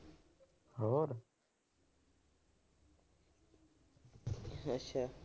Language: Punjabi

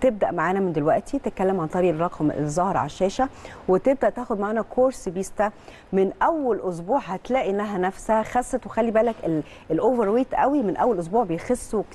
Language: Arabic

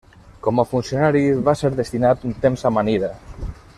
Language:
Catalan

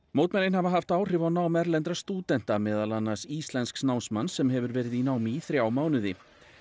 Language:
Icelandic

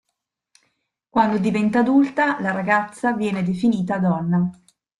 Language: Italian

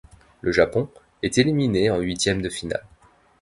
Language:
French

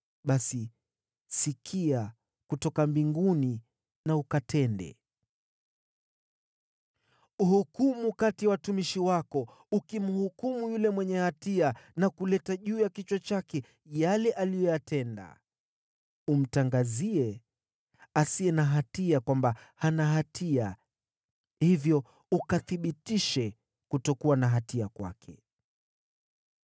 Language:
Swahili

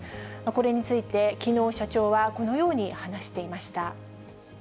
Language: Japanese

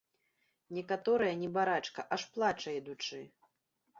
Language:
Belarusian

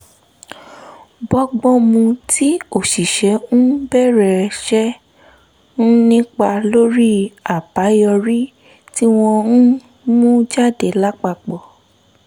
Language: Yoruba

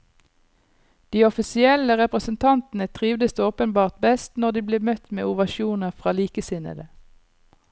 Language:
Norwegian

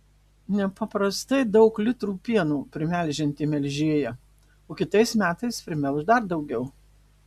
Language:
Lithuanian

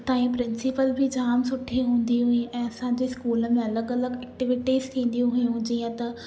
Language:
Sindhi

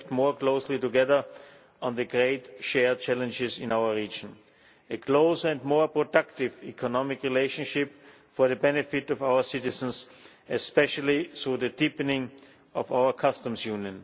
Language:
English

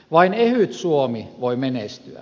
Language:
Finnish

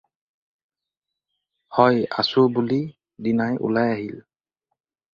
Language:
Assamese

